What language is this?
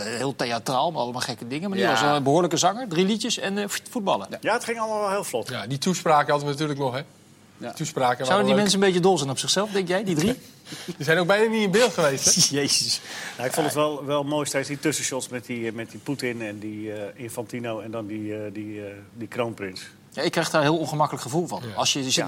Dutch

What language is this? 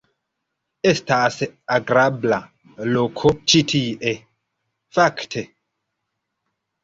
Esperanto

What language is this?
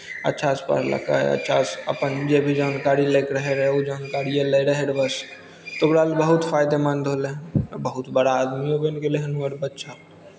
Maithili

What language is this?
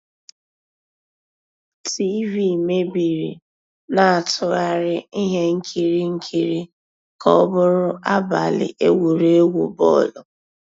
Igbo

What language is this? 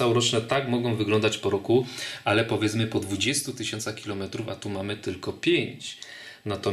Polish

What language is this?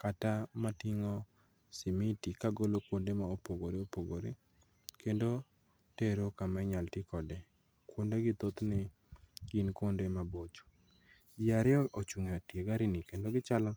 Luo (Kenya and Tanzania)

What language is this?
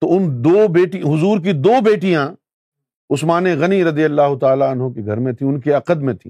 Urdu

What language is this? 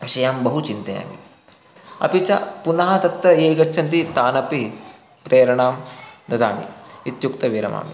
Sanskrit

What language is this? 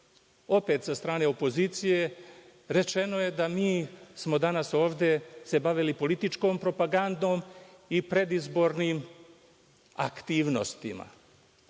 Serbian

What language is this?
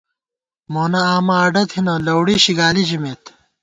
Gawar-Bati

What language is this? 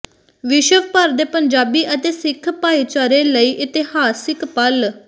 Punjabi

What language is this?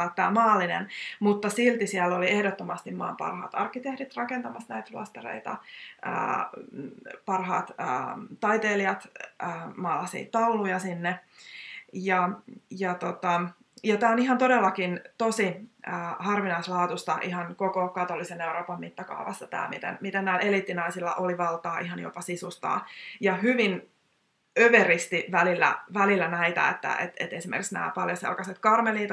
Finnish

